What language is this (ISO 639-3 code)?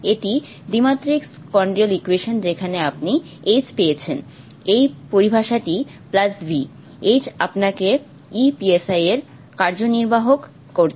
ben